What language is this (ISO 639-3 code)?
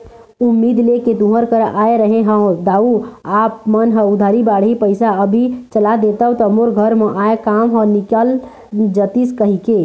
hne